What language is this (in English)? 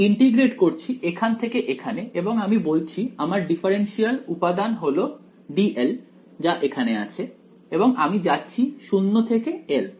Bangla